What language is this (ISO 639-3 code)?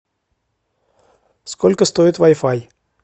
rus